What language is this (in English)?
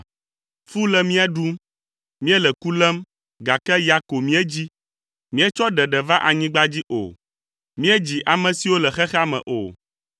Ewe